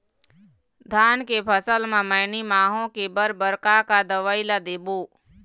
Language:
Chhattisgarhi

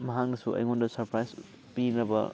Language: Manipuri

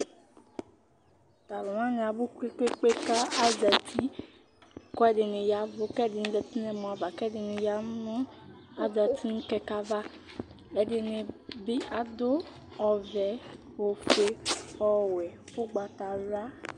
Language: Ikposo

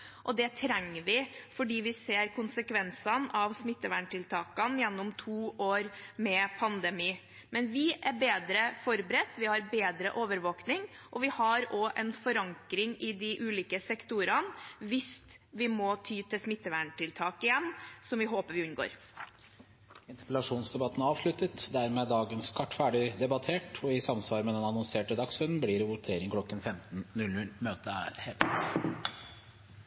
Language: Norwegian Bokmål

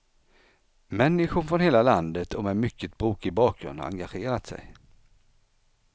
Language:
Swedish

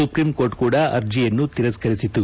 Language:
Kannada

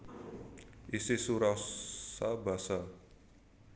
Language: Javanese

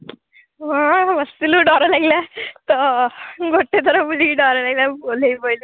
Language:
Odia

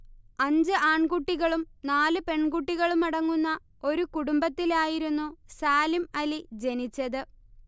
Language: Malayalam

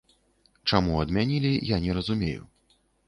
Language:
Belarusian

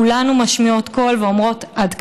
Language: Hebrew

